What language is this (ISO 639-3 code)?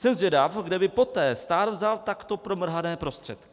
ces